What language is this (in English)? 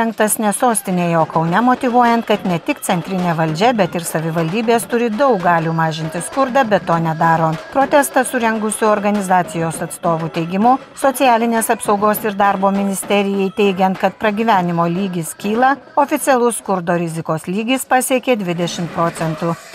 Lithuanian